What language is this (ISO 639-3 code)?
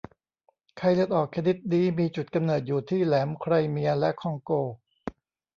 tha